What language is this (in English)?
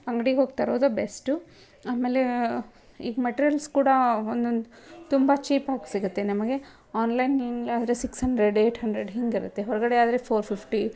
Kannada